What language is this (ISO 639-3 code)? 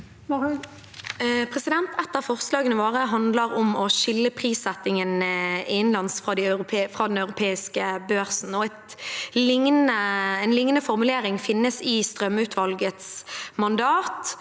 nor